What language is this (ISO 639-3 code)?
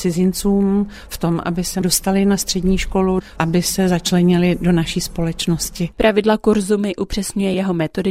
ces